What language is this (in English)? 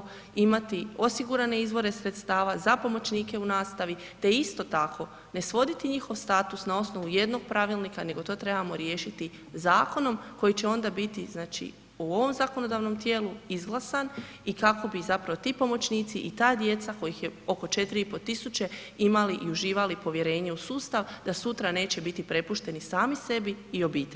Croatian